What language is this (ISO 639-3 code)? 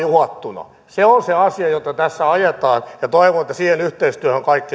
fin